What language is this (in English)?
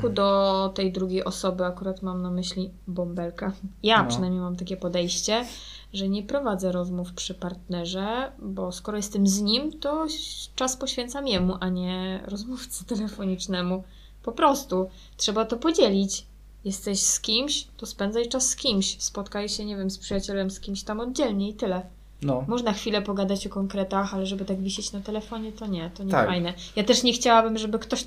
Polish